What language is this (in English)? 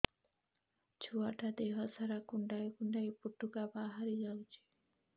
Odia